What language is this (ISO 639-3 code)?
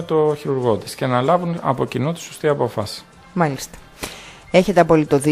ell